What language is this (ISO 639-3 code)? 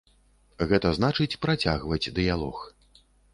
bel